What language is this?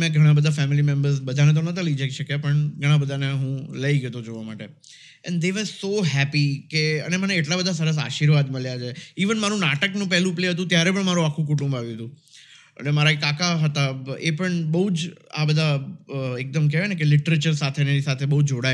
Gujarati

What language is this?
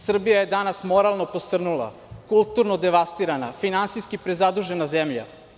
Serbian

